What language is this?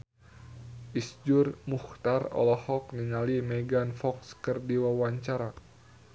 Sundanese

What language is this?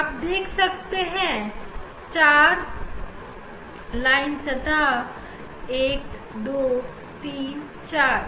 Hindi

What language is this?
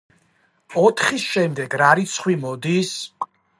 Georgian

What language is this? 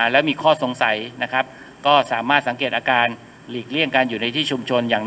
Thai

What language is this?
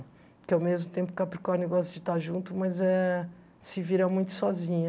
Portuguese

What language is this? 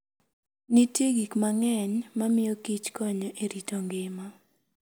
Luo (Kenya and Tanzania)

